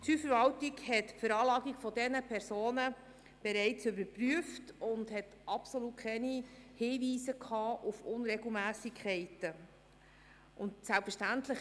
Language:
Swiss German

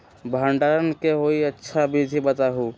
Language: Magahi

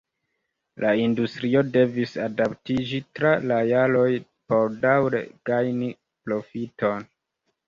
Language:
Esperanto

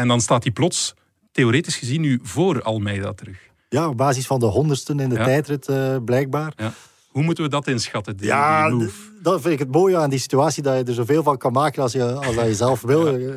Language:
Dutch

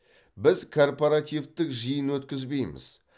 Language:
Kazakh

